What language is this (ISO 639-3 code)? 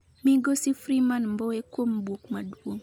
luo